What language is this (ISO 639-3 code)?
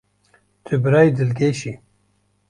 kur